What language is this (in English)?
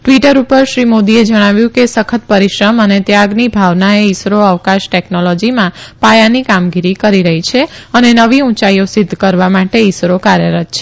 Gujarati